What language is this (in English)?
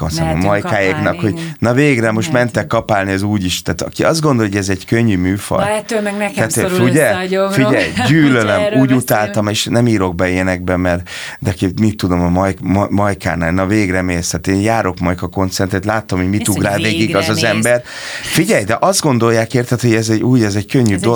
Hungarian